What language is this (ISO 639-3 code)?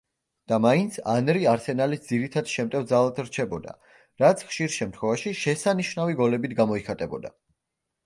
kat